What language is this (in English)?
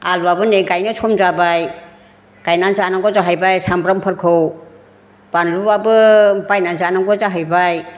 Bodo